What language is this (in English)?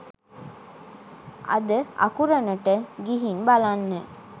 Sinhala